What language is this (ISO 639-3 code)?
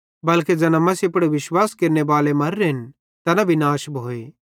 bhd